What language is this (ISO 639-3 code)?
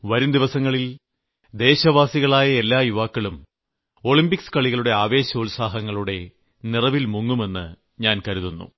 mal